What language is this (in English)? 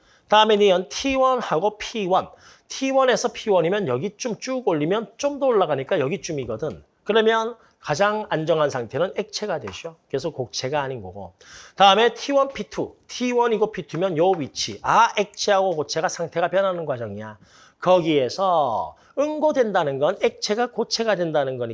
Korean